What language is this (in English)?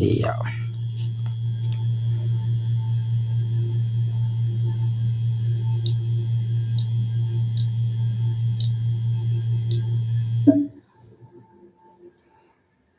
Filipino